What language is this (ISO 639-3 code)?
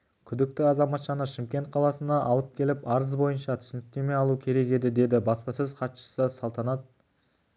kaz